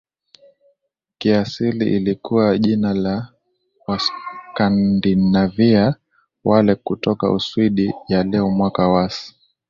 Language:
Swahili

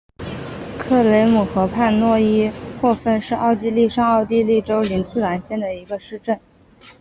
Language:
Chinese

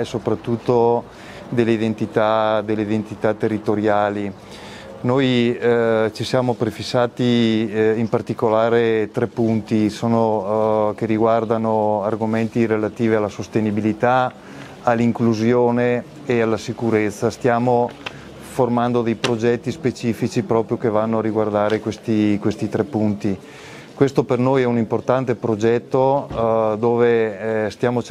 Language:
Italian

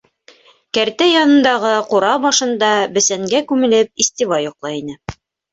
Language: Bashkir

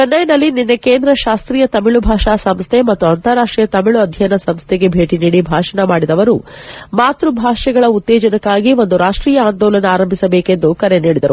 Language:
Kannada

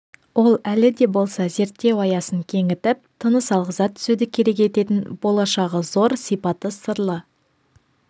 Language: Kazakh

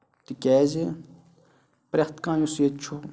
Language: Kashmiri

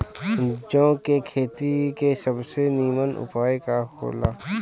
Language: Bhojpuri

